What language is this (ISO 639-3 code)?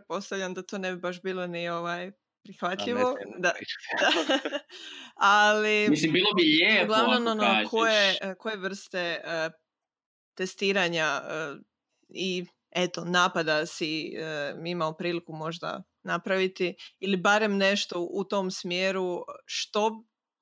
hrv